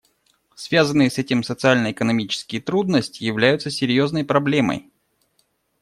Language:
Russian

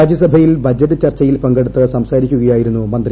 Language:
Malayalam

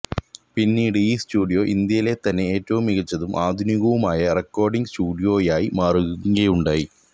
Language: Malayalam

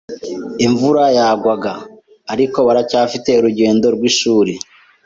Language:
Kinyarwanda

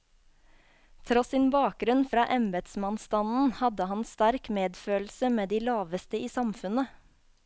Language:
Norwegian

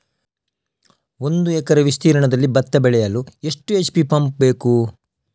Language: Kannada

